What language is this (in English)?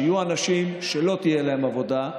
Hebrew